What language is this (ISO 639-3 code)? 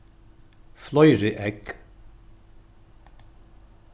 fao